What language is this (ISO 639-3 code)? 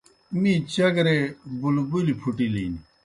plk